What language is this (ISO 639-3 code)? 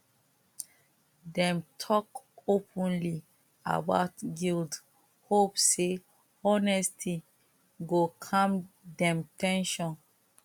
pcm